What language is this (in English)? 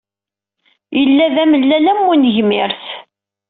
Kabyle